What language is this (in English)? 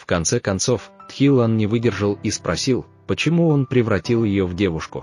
Russian